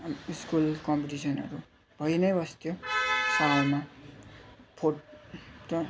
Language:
Nepali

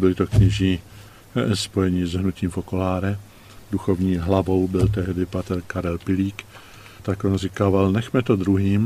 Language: Czech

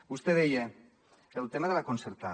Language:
Catalan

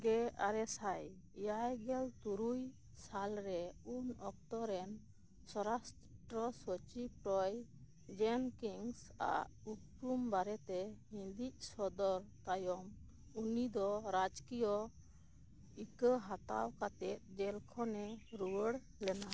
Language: Santali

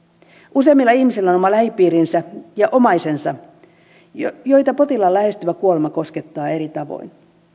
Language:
Finnish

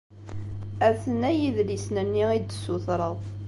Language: Kabyle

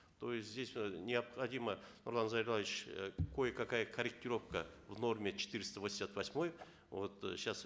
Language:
Kazakh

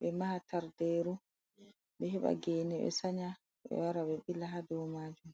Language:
Fula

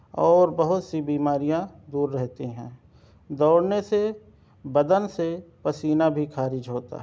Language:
Urdu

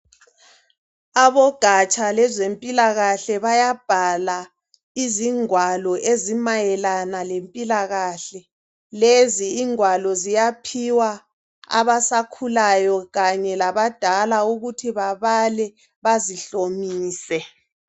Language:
North Ndebele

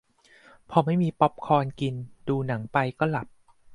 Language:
Thai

